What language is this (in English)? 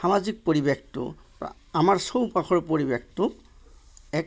Assamese